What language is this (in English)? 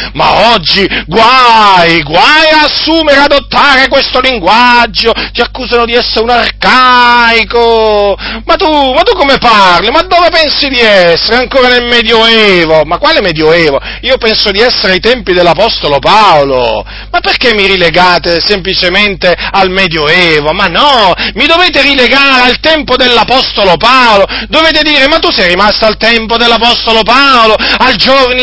Italian